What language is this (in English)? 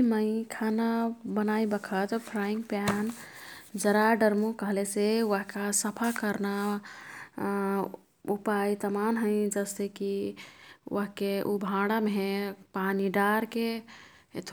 Kathoriya Tharu